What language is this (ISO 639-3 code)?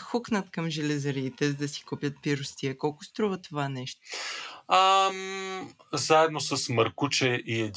bul